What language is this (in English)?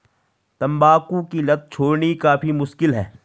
Hindi